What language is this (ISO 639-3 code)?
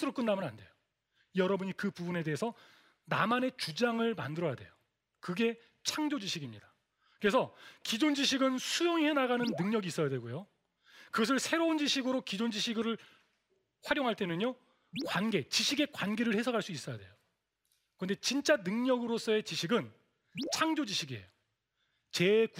kor